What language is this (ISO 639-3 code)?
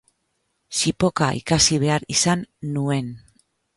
eus